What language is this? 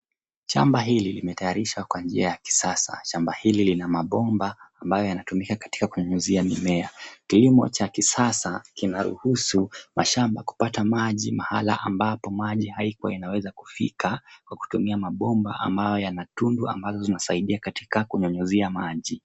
Swahili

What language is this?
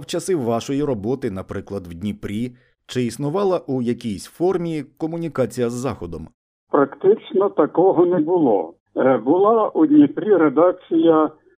Ukrainian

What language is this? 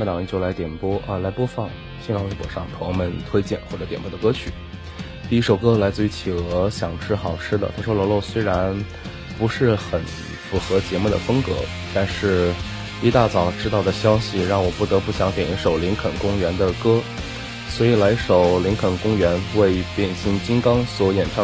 Chinese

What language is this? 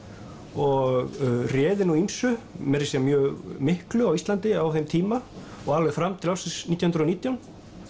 Icelandic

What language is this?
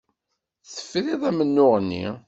Kabyle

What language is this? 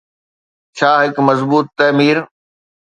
Sindhi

